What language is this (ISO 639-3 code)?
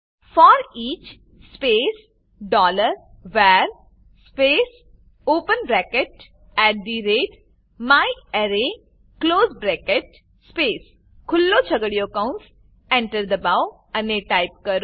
guj